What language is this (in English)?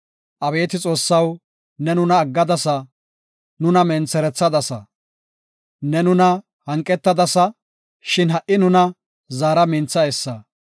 Gofa